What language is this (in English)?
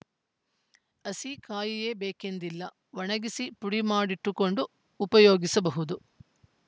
Kannada